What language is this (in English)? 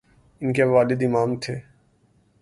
Urdu